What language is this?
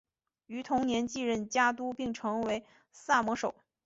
Chinese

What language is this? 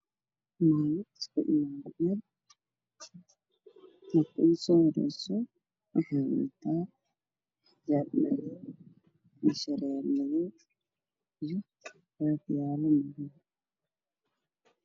Somali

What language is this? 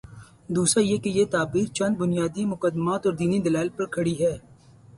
Urdu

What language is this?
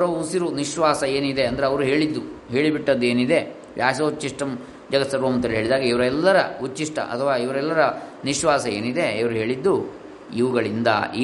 Kannada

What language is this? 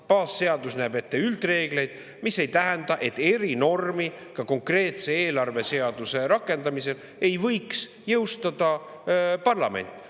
Estonian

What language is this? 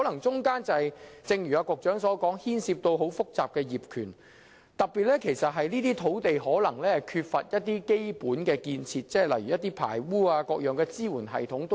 Cantonese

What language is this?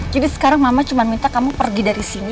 Indonesian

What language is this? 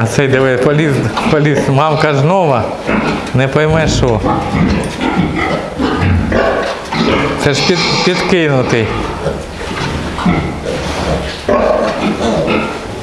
Russian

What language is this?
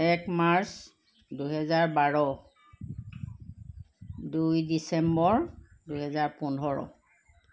Assamese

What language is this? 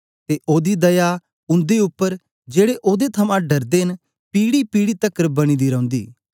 Dogri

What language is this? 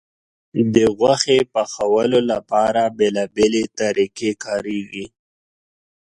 Pashto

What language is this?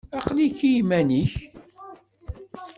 Kabyle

